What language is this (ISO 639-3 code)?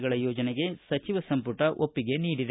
kan